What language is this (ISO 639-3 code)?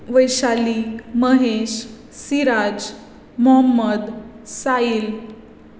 kok